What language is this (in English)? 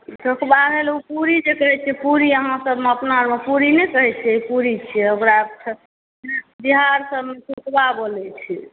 Maithili